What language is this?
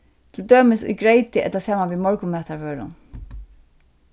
Faroese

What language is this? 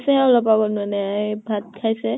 Assamese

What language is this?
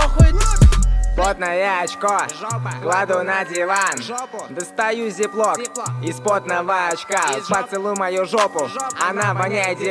Russian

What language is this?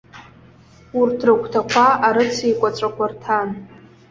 Abkhazian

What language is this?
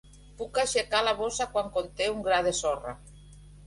Catalan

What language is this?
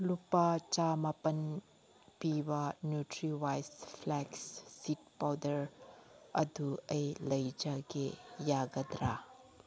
Manipuri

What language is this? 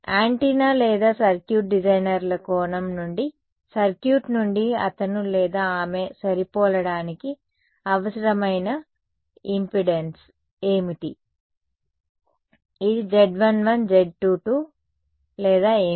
Telugu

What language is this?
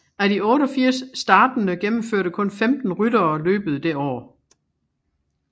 Danish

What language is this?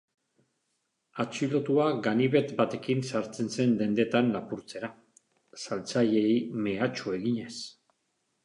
Basque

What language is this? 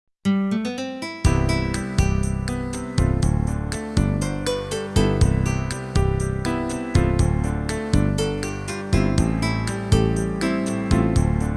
Italian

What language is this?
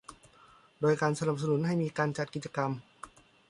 Thai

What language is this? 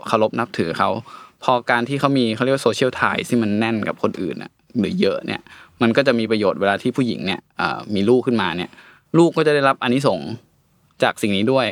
Thai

